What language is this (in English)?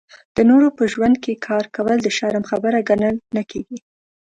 Pashto